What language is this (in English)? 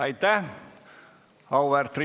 Estonian